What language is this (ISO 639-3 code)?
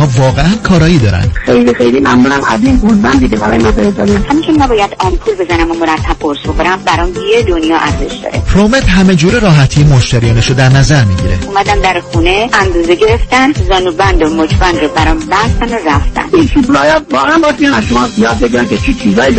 fas